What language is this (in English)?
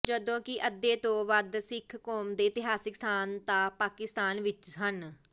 Punjabi